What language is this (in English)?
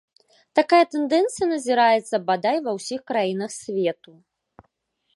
Belarusian